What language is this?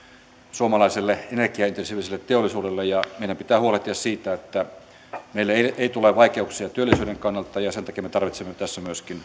Finnish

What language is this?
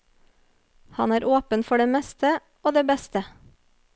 Norwegian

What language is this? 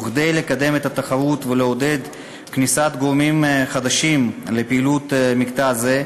Hebrew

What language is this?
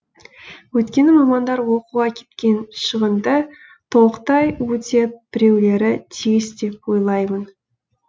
Kazakh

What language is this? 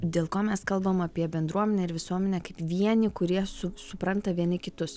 Lithuanian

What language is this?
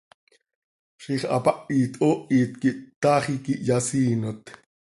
Seri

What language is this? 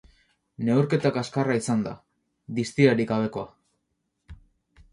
Basque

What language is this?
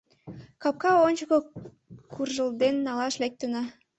Mari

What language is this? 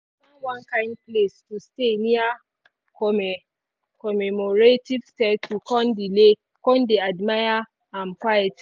Nigerian Pidgin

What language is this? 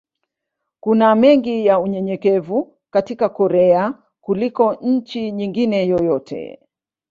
Swahili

